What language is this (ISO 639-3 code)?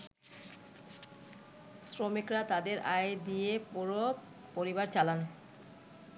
ben